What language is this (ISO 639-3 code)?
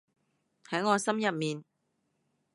yue